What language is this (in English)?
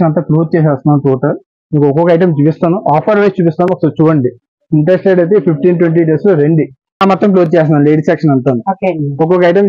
Telugu